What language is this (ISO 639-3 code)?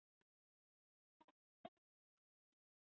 isl